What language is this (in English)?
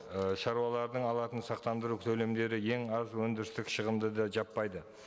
Kazakh